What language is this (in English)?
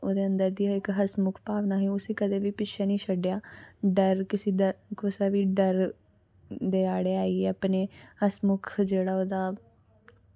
Dogri